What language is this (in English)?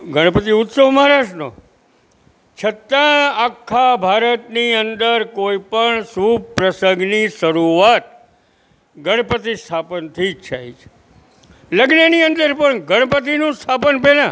Gujarati